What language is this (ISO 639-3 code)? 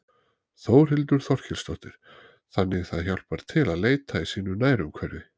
isl